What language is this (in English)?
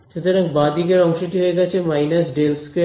Bangla